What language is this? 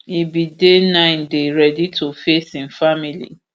Nigerian Pidgin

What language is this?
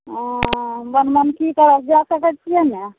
Maithili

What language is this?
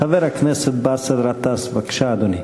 Hebrew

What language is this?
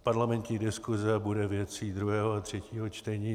Czech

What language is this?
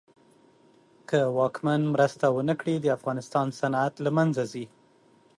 Pashto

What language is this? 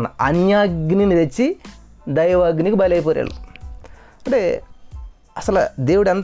Telugu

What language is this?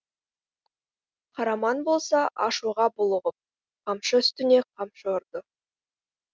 Kazakh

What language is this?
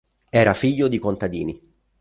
Italian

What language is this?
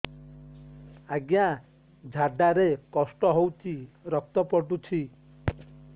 Odia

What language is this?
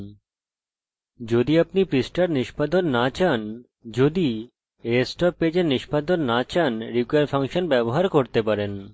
Bangla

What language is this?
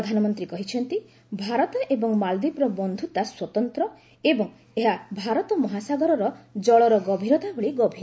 Odia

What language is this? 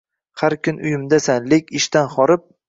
Uzbek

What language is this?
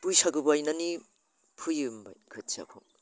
Bodo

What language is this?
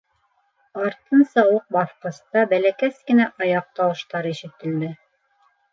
Bashkir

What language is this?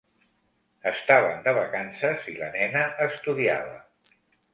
Catalan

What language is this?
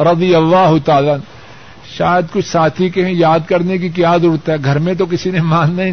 Urdu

